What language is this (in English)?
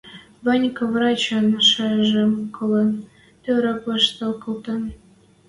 Western Mari